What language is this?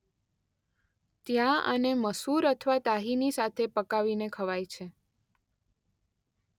Gujarati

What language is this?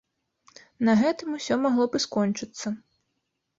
Belarusian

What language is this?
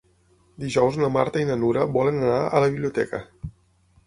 Catalan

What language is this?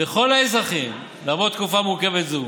Hebrew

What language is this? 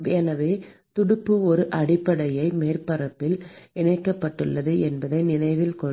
Tamil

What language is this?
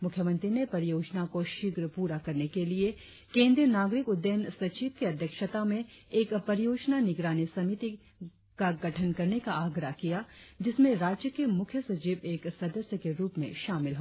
Hindi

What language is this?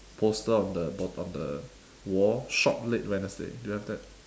English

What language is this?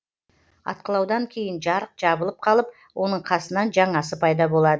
Kazakh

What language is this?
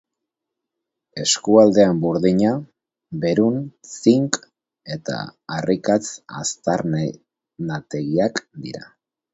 Basque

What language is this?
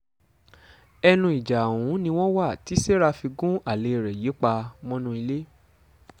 Yoruba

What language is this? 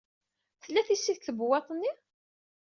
Kabyle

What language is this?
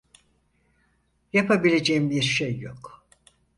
Turkish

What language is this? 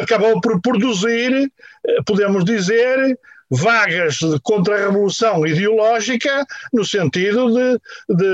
Portuguese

